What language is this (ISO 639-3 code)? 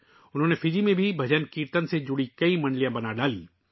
urd